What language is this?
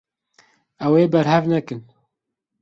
Kurdish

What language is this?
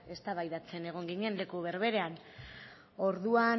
Basque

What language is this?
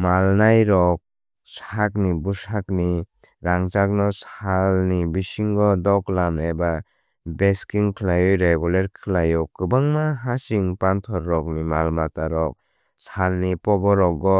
Kok Borok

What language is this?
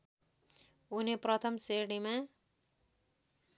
Nepali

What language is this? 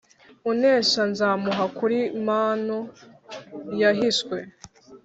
Kinyarwanda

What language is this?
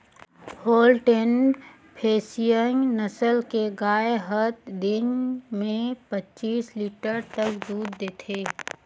Chhattisgarhi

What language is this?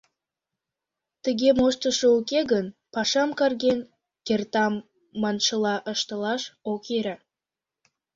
Mari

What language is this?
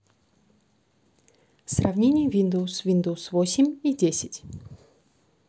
Russian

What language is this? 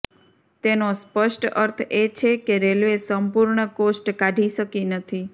Gujarati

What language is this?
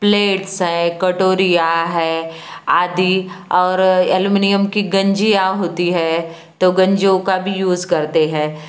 Hindi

